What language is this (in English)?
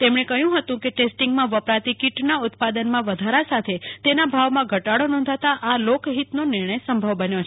Gujarati